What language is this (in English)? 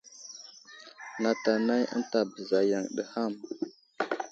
Wuzlam